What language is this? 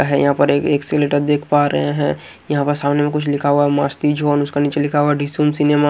Hindi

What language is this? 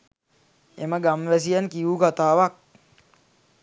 Sinhala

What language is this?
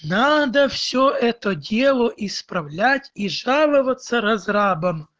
Russian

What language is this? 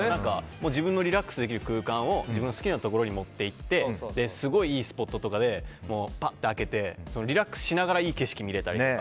Japanese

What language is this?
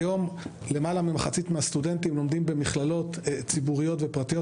Hebrew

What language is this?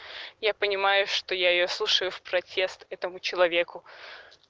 Russian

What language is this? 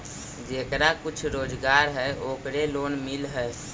Magahi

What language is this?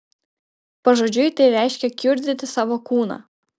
Lithuanian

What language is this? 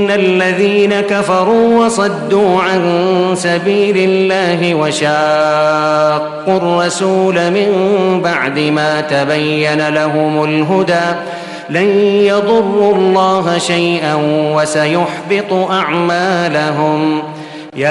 Arabic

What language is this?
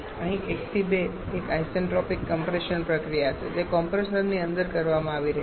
Gujarati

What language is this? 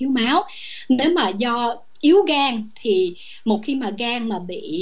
Vietnamese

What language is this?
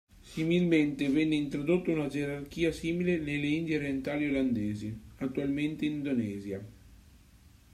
Italian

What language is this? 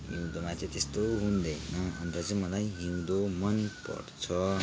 Nepali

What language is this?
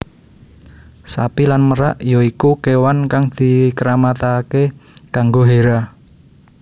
Javanese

